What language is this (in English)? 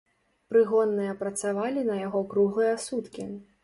Belarusian